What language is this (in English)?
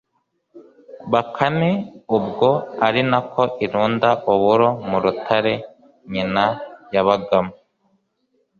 Kinyarwanda